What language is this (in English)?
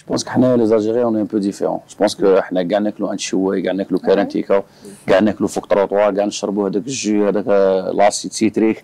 Arabic